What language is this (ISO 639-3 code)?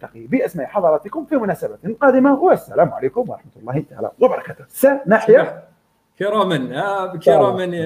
ara